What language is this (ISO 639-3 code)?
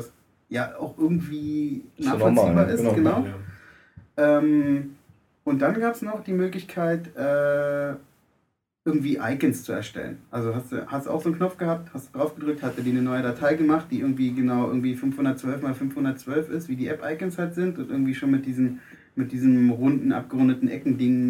deu